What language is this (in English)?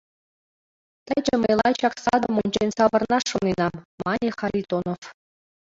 Mari